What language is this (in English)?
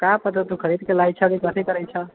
Maithili